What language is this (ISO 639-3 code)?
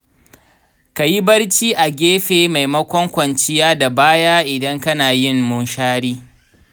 hau